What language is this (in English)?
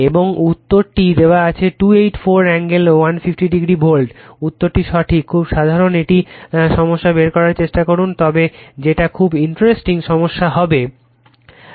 Bangla